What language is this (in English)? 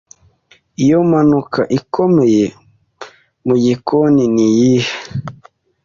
Kinyarwanda